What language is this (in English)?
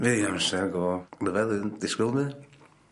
Welsh